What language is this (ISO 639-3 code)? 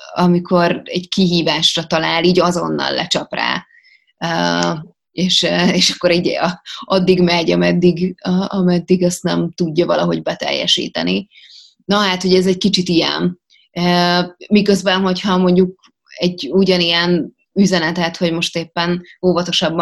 hun